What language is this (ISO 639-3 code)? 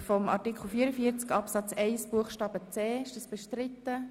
gsw